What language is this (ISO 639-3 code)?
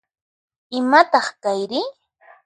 qxp